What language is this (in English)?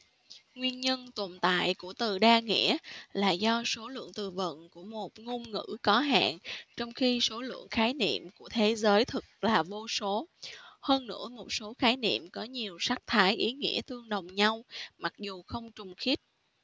Vietnamese